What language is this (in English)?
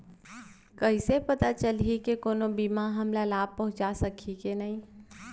Chhattisgarhi